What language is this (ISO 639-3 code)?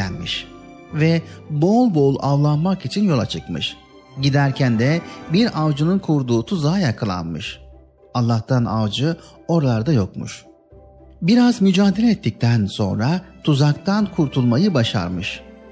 tur